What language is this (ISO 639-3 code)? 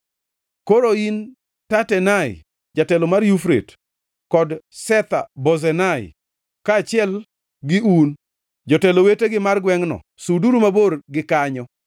luo